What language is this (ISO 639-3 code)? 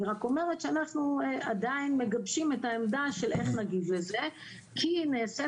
heb